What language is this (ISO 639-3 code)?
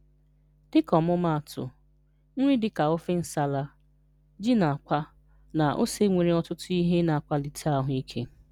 ibo